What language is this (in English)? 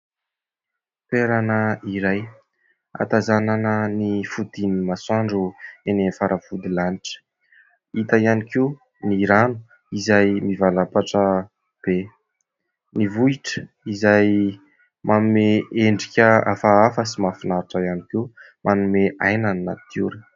Malagasy